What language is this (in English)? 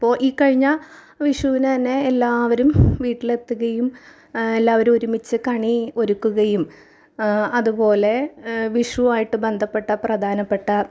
Malayalam